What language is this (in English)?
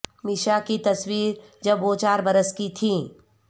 Urdu